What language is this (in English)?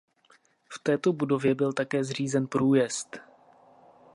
Czech